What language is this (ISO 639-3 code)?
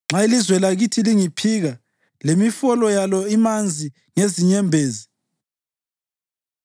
nde